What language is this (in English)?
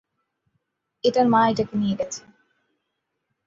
Bangla